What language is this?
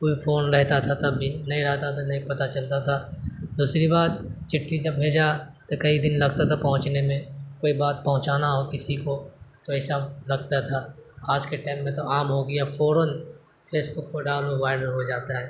Urdu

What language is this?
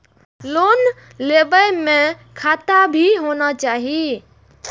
Maithili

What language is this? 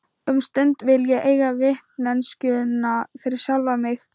Icelandic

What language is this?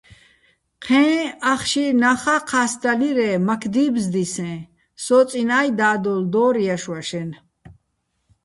Bats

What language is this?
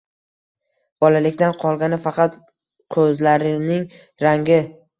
Uzbek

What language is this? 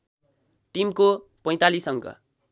Nepali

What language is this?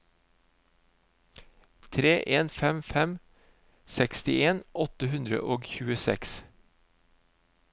Norwegian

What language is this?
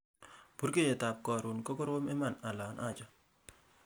Kalenjin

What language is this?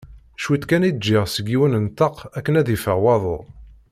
Kabyle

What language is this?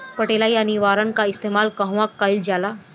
Bhojpuri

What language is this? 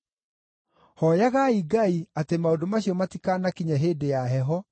Kikuyu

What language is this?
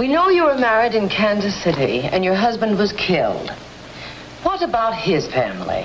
English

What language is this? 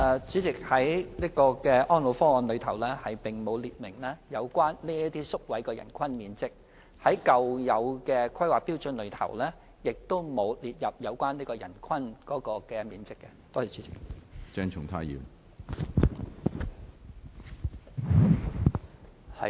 Cantonese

